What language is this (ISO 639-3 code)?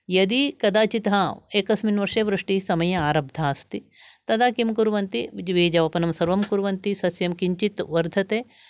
san